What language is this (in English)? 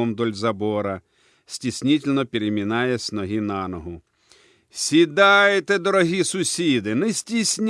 Russian